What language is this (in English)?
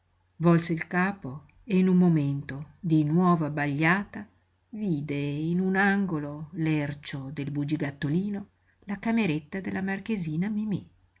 Italian